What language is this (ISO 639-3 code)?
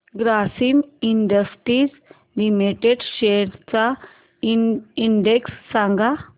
mar